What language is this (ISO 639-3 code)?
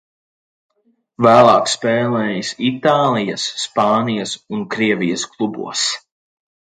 lav